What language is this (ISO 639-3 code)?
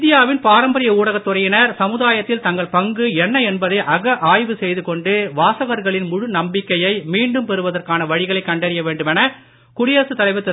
tam